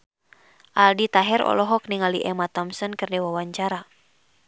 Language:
Sundanese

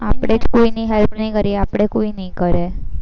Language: Gujarati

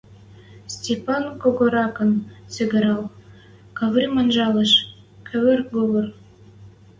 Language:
Western Mari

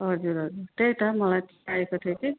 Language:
Nepali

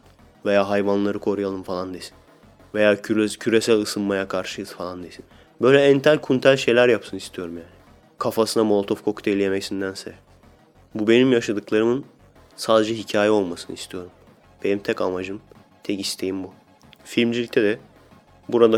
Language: Turkish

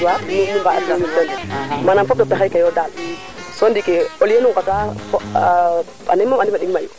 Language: Serer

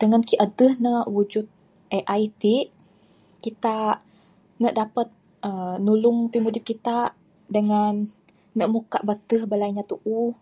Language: Bukar-Sadung Bidayuh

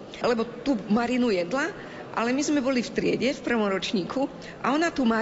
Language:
Slovak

